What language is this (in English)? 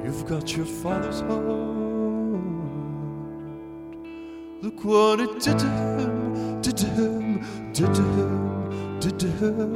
English